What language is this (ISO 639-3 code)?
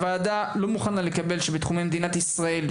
heb